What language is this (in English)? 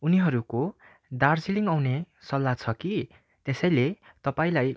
Nepali